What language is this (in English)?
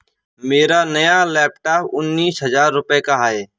Hindi